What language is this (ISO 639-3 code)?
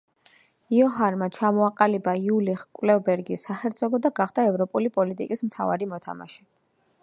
kat